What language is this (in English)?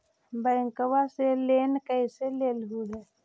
Magahi